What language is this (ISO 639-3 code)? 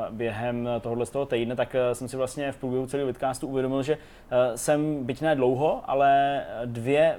ces